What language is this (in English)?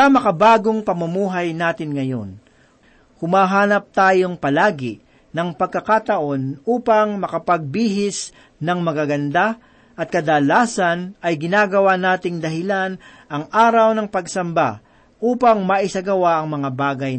Filipino